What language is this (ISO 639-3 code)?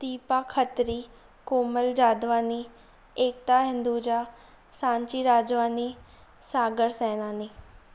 snd